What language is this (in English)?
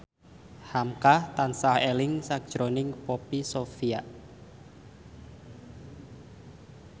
Javanese